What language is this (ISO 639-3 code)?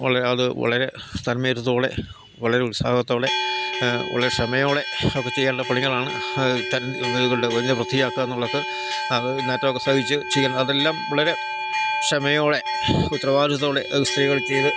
mal